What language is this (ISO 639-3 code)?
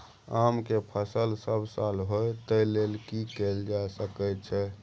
mai